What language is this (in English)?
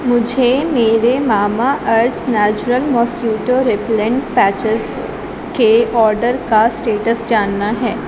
Urdu